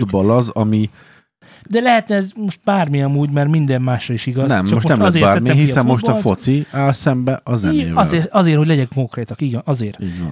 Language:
Hungarian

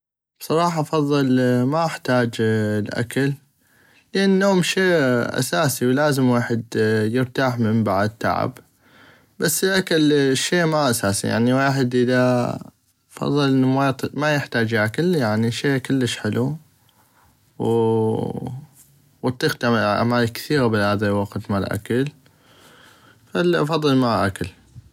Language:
North Mesopotamian Arabic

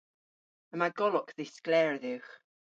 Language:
Cornish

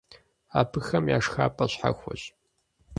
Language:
Kabardian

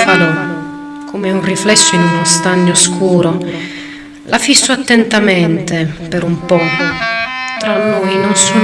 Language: Italian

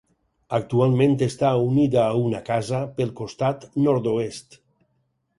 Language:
Catalan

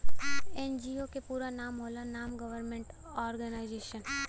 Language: Bhojpuri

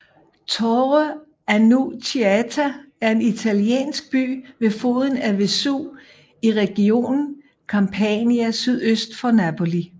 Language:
Danish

